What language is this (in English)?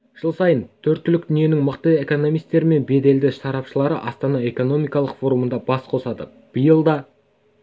Kazakh